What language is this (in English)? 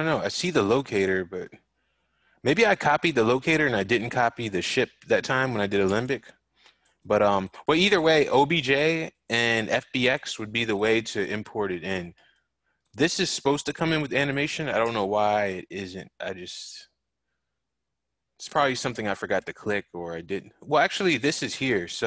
English